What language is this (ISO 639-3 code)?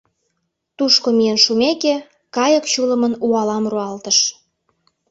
chm